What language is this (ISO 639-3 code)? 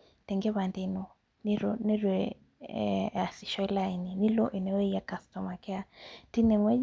mas